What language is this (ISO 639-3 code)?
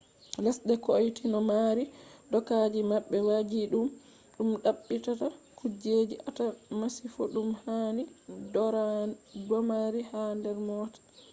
ful